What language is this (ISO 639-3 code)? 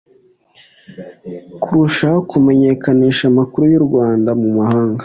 kin